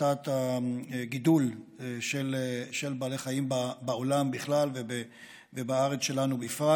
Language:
Hebrew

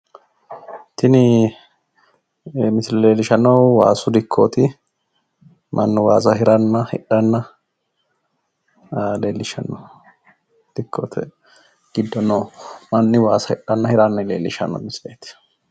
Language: Sidamo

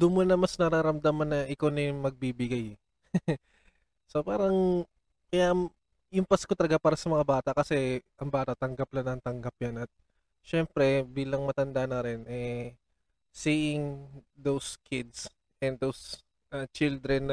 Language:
Filipino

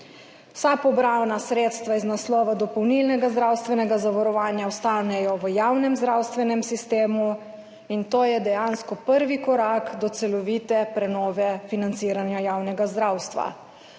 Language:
Slovenian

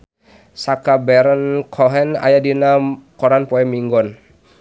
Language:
Sundanese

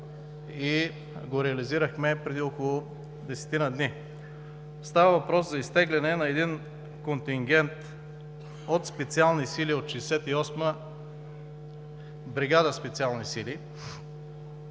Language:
Bulgarian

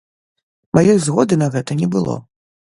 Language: Belarusian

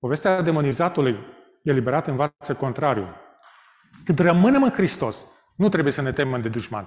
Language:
Romanian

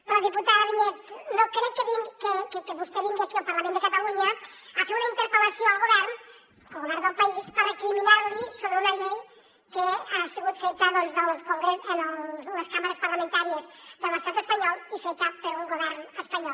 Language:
Catalan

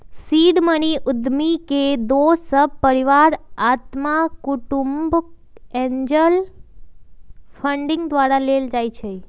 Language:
Magahi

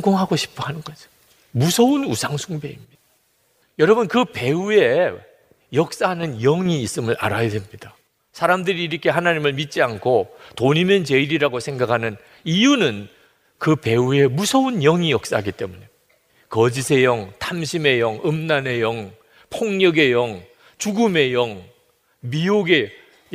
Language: Korean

